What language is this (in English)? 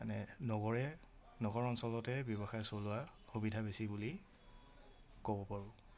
Assamese